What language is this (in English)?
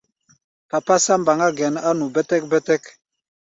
Gbaya